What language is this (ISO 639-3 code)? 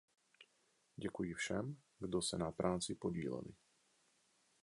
ces